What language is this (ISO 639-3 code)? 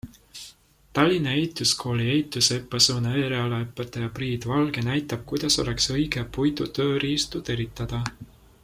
est